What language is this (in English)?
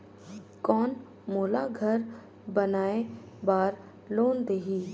Chhattisgarhi